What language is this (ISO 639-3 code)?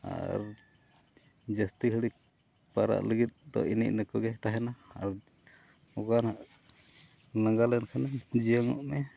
sat